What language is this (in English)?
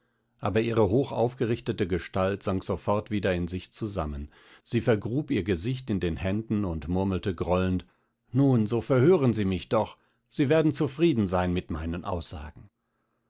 German